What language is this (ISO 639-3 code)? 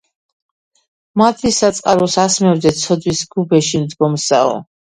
kat